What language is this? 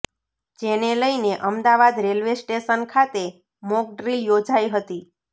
Gujarati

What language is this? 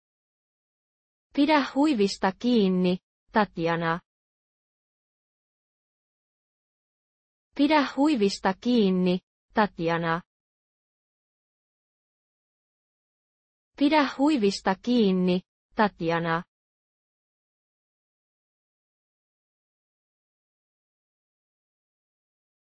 Finnish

